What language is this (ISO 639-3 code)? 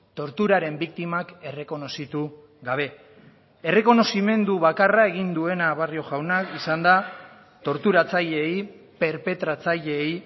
eus